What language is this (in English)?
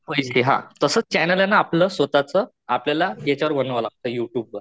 Marathi